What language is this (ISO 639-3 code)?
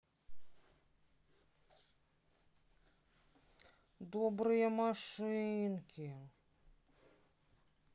rus